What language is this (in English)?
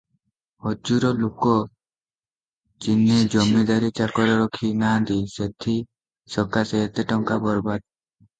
Odia